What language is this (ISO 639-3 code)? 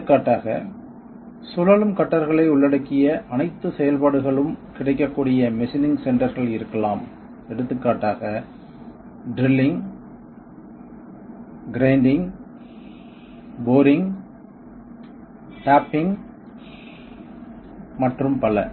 tam